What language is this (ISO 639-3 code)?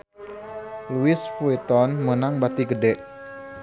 sun